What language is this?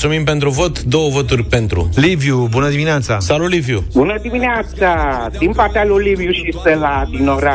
Romanian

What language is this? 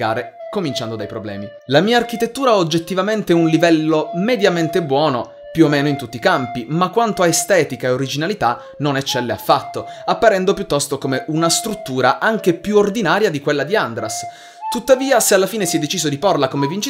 Italian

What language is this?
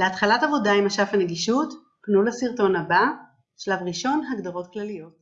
Hebrew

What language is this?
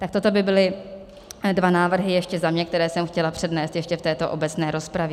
Czech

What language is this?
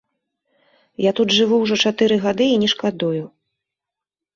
Belarusian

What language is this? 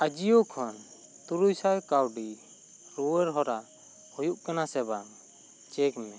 Santali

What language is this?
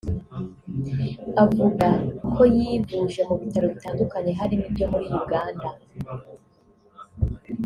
Kinyarwanda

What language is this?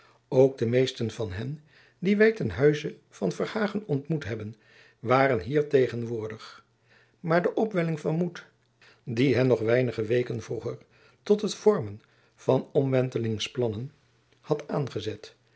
Dutch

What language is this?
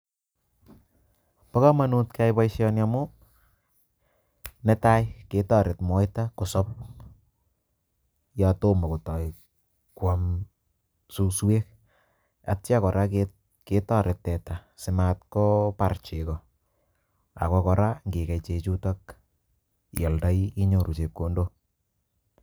Kalenjin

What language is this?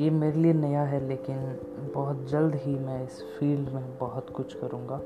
Hindi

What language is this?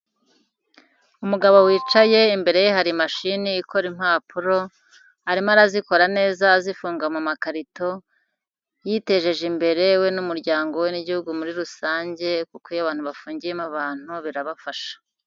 Kinyarwanda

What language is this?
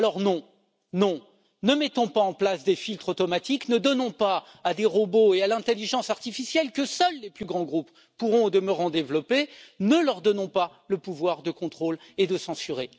French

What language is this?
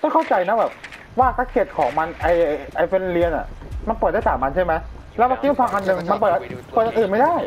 Thai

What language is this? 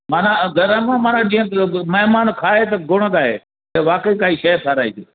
Sindhi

